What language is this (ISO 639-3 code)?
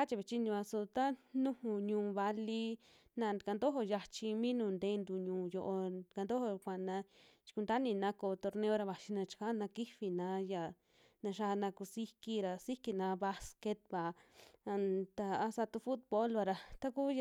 jmx